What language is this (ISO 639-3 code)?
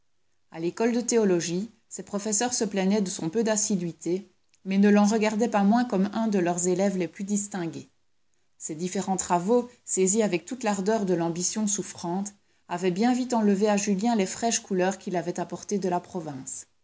fra